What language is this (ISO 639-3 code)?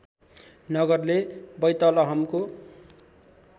nep